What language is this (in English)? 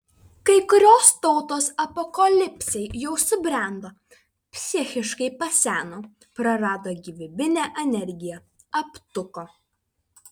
Lithuanian